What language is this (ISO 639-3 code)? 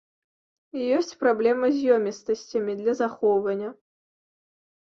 bel